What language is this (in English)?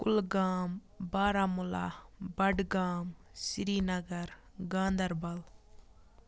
Kashmiri